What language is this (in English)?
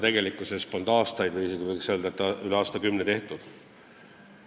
Estonian